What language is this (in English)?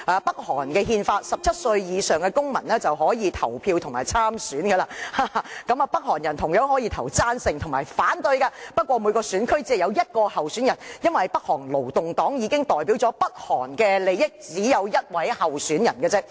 Cantonese